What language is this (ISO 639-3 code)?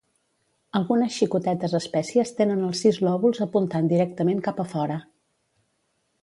cat